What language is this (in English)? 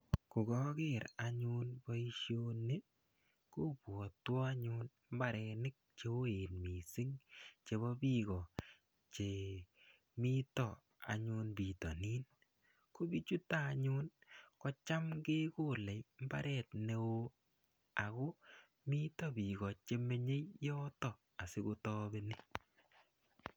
Kalenjin